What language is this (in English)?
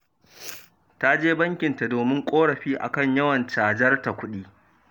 Hausa